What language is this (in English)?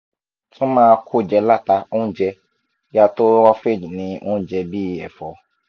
Yoruba